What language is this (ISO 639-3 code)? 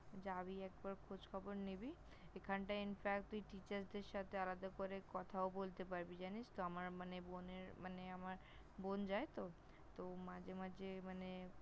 ben